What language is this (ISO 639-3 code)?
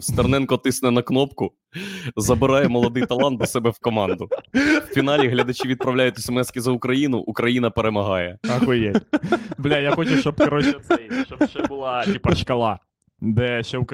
ukr